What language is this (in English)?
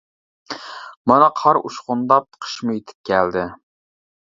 Uyghur